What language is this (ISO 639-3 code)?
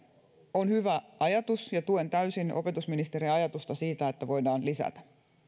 fin